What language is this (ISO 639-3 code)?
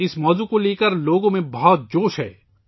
urd